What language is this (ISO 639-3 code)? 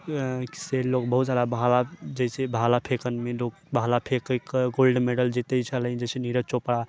mai